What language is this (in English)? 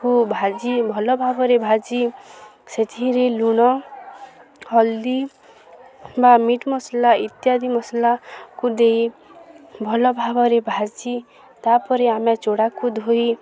Odia